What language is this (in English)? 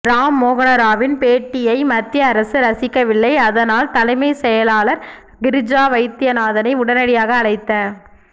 Tamil